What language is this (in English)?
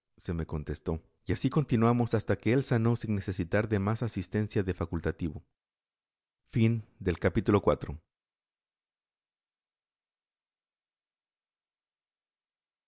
Spanish